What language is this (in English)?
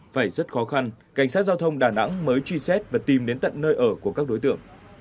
Vietnamese